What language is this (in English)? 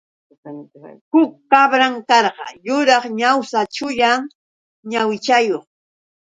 Yauyos Quechua